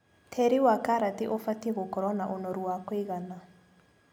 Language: Kikuyu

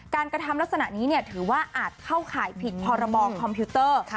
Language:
Thai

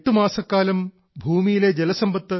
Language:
Malayalam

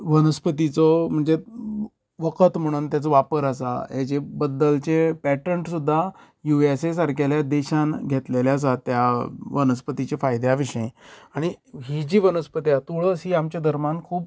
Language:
Konkani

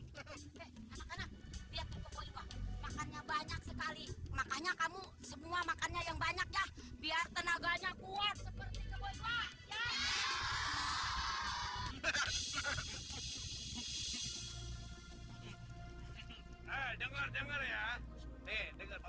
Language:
Indonesian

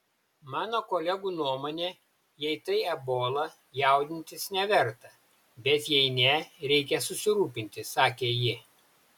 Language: Lithuanian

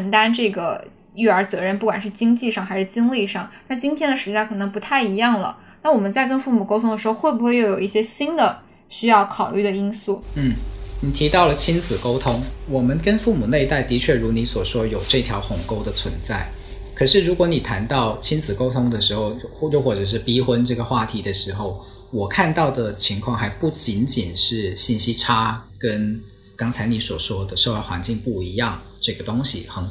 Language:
Chinese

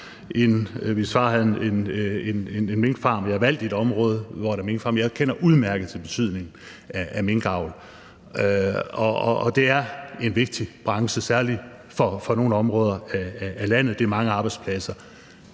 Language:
Danish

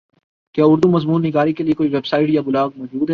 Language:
Urdu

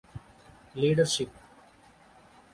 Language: English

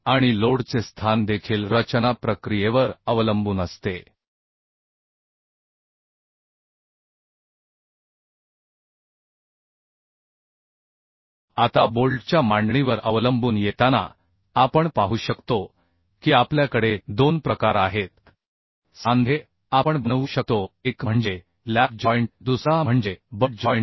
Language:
Marathi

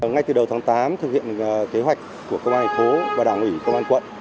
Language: Vietnamese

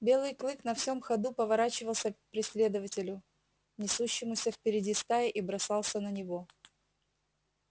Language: Russian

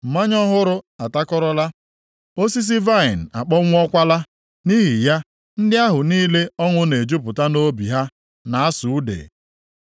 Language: Igbo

